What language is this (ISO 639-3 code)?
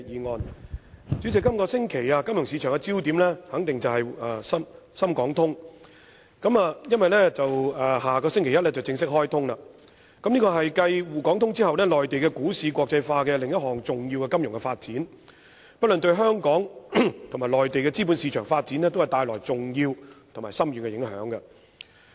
yue